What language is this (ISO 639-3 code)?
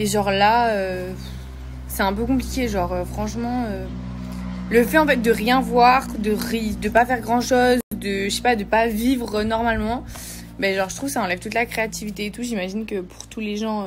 fra